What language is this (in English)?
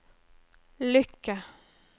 Norwegian